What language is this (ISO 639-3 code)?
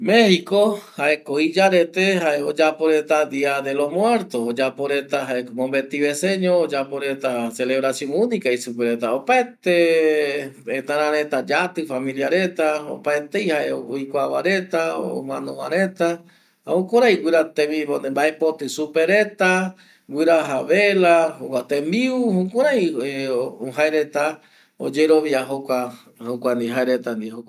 gui